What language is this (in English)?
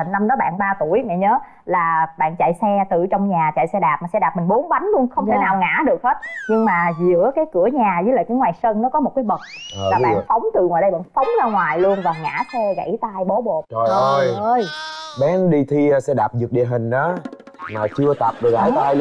Vietnamese